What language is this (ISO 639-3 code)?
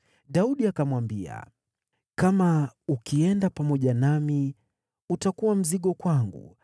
swa